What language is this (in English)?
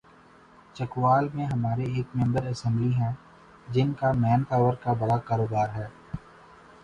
Urdu